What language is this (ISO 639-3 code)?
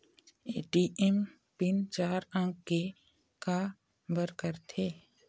hne